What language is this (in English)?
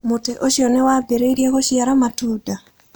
Kikuyu